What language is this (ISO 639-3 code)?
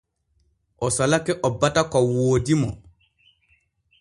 fue